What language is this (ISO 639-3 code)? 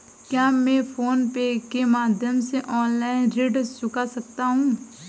hin